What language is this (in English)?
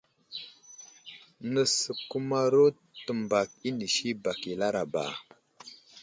Wuzlam